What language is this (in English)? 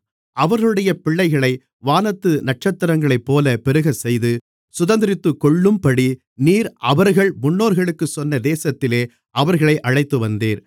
Tamil